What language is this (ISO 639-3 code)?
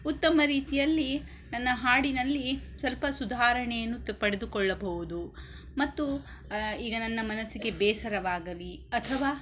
kan